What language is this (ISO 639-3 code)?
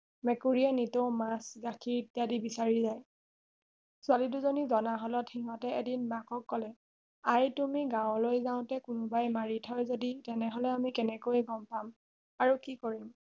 asm